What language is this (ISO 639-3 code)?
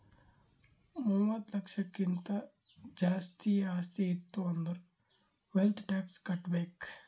kan